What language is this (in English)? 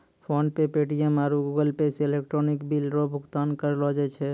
Maithili